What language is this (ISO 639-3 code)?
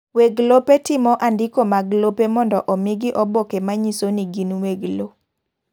luo